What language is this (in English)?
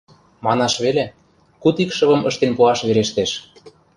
Mari